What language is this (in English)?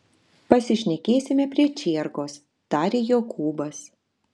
Lithuanian